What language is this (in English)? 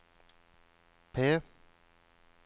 Norwegian